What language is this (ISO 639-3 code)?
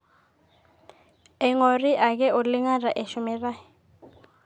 mas